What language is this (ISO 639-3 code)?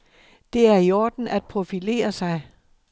dan